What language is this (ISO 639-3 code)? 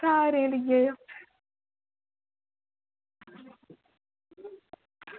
doi